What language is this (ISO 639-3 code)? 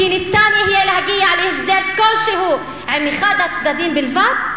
heb